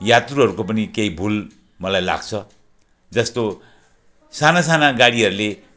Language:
Nepali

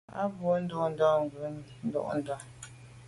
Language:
Medumba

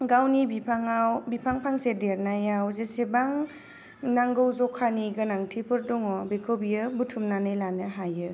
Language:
Bodo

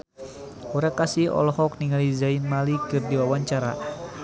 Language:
Sundanese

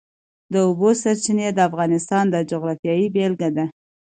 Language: Pashto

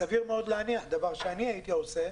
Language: Hebrew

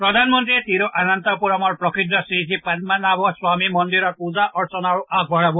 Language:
Assamese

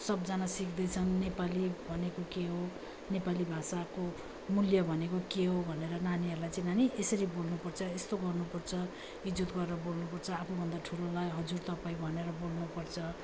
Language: Nepali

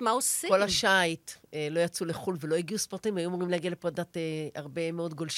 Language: Hebrew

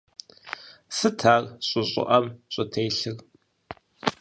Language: Kabardian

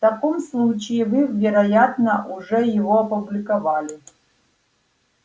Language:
Russian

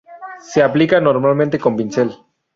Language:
Spanish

